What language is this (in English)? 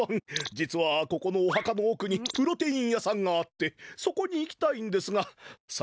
Japanese